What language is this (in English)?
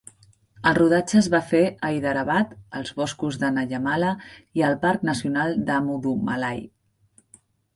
Catalan